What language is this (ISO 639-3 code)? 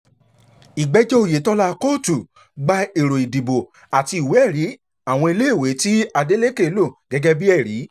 yor